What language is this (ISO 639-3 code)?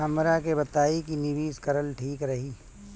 bho